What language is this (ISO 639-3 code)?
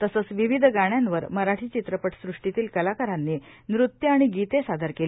mar